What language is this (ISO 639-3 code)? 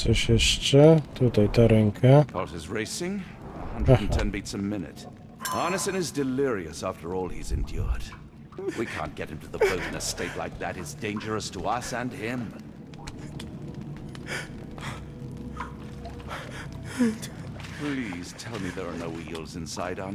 pol